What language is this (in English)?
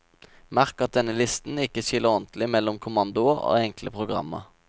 Norwegian